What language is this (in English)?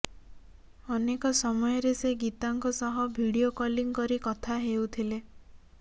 Odia